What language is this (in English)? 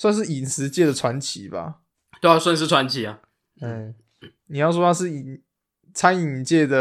Chinese